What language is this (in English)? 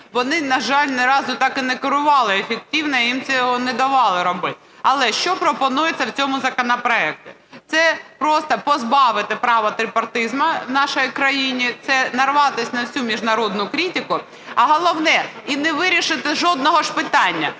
Ukrainian